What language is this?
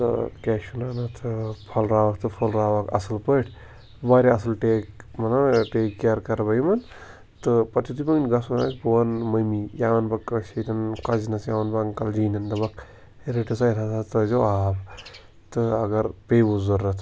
Kashmiri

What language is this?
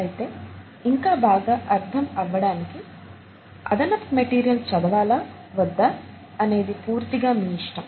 Telugu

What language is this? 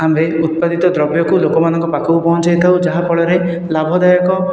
Odia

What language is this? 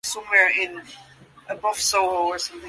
English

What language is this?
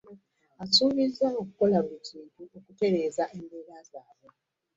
Ganda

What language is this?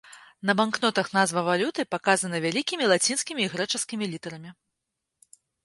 Belarusian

